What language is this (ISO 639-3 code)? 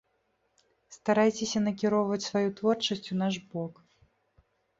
bel